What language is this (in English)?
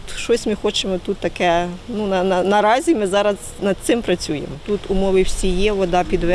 Ukrainian